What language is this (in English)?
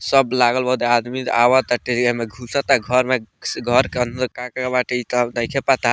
Bhojpuri